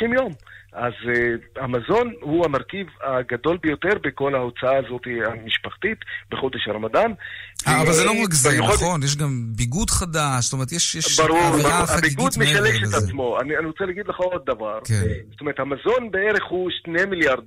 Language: Hebrew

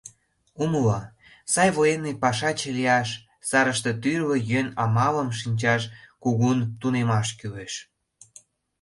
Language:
Mari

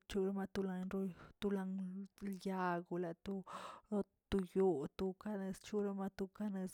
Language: Tilquiapan Zapotec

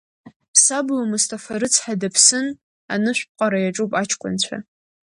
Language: Abkhazian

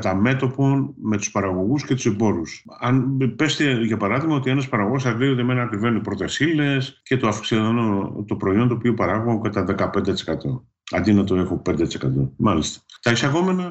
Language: Greek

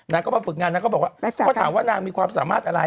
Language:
Thai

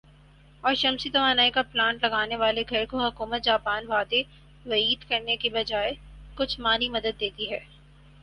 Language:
Urdu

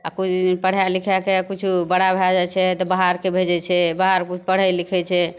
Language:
Maithili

